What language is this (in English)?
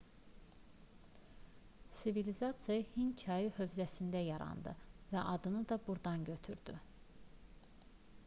Azerbaijani